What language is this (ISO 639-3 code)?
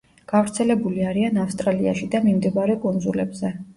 kat